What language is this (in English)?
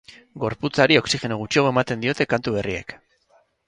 Basque